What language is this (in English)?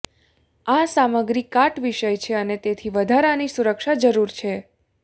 Gujarati